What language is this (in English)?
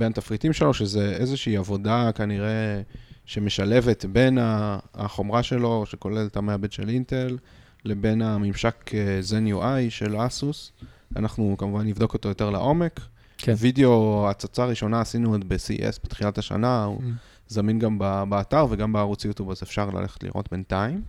Hebrew